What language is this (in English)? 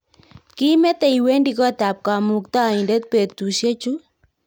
Kalenjin